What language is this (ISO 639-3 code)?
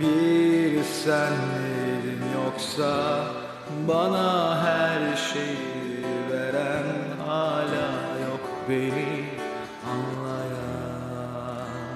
tur